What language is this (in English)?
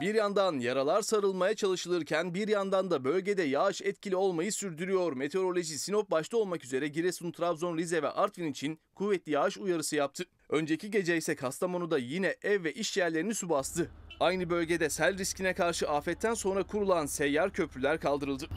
Turkish